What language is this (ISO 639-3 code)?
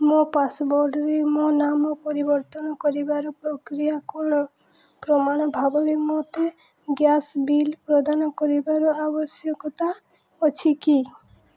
ori